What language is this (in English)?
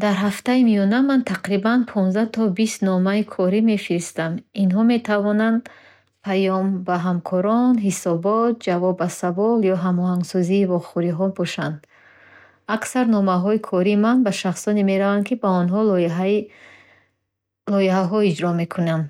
Bukharic